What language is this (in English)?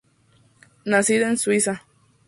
Spanish